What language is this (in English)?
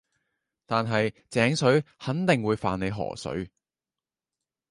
Cantonese